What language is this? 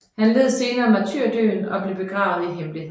Danish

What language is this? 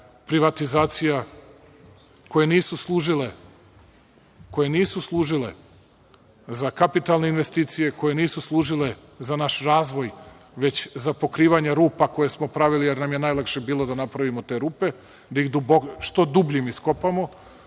Serbian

